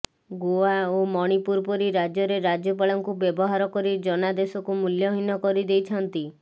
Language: Odia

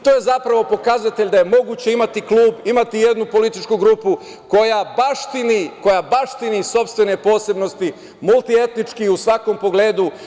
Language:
Serbian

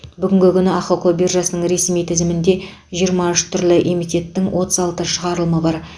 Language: Kazakh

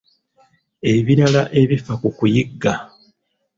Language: Ganda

